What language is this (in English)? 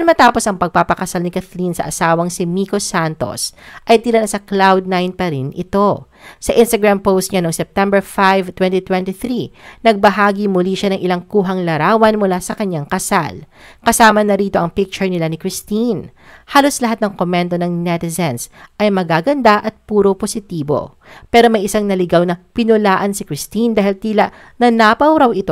Filipino